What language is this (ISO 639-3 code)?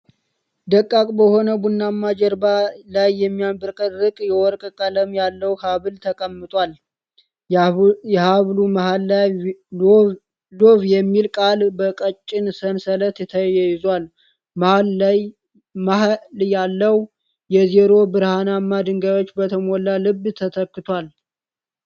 amh